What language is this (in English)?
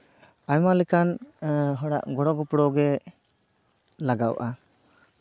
Santali